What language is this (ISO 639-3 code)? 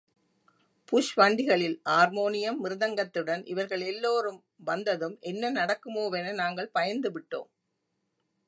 tam